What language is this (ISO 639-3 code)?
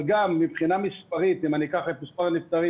heb